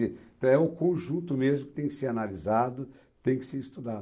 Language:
Portuguese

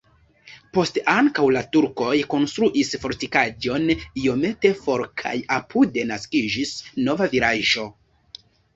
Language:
Esperanto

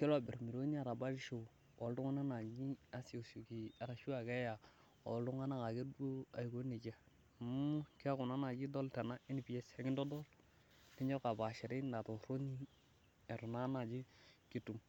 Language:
Masai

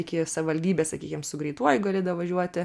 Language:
Lithuanian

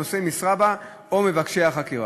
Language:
Hebrew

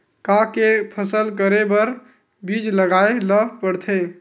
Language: Chhattisgarhi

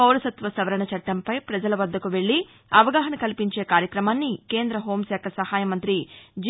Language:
Telugu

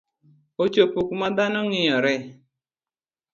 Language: Luo (Kenya and Tanzania)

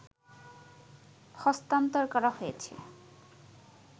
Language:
Bangla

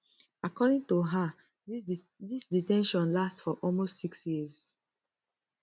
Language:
Nigerian Pidgin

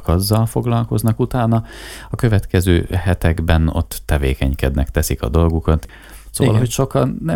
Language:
Hungarian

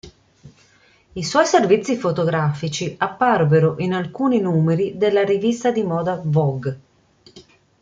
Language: Italian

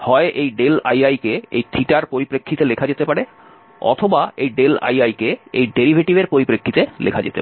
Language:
Bangla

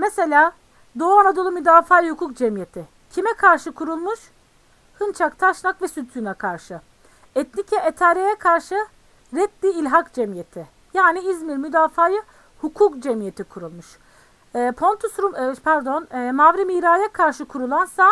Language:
Turkish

